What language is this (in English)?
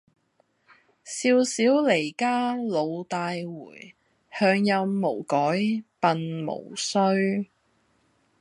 Cantonese